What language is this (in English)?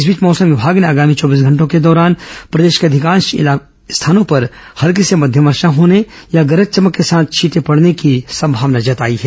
Hindi